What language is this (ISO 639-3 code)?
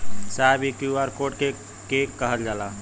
bho